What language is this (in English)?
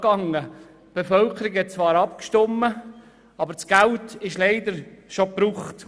Swiss German